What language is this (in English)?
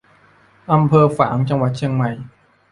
Thai